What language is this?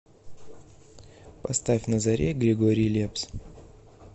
Russian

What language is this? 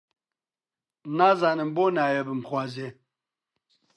Central Kurdish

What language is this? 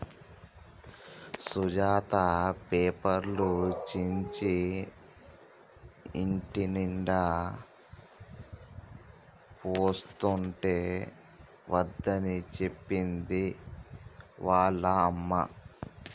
Telugu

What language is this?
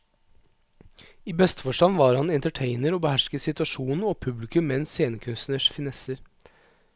Norwegian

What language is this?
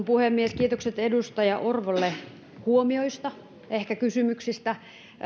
Finnish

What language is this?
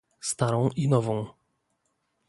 Polish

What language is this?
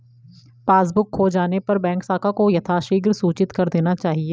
Hindi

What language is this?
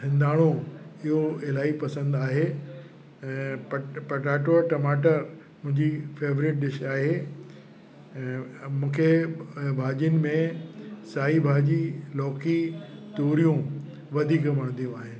Sindhi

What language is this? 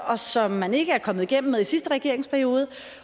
Danish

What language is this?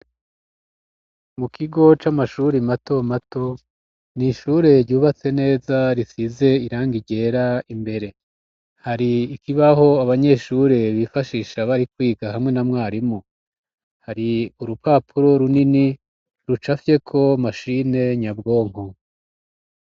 Rundi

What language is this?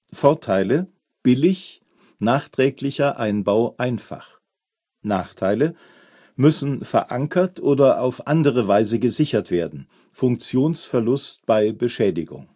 German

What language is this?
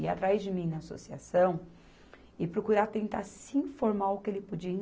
Portuguese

